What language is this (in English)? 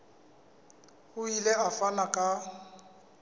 Southern Sotho